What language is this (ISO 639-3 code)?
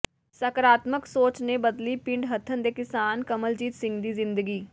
pan